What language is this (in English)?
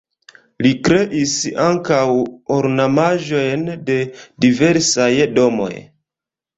Esperanto